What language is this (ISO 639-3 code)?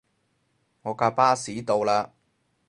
yue